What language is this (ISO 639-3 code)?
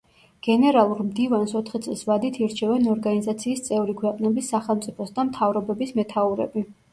kat